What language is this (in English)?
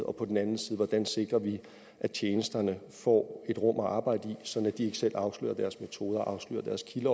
Danish